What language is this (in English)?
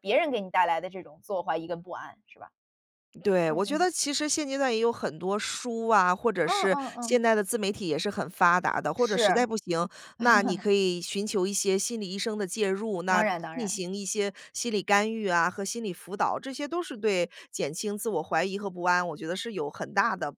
Chinese